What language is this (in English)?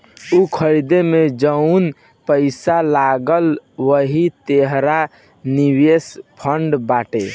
Bhojpuri